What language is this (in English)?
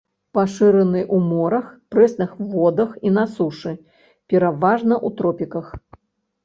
Belarusian